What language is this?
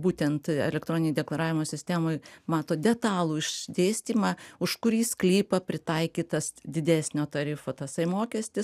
Lithuanian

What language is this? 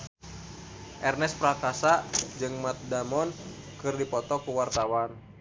Sundanese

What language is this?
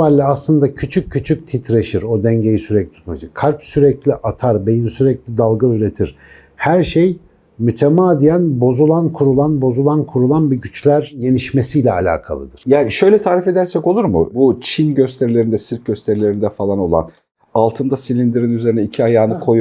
Turkish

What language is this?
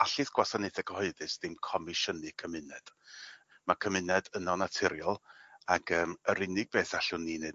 Welsh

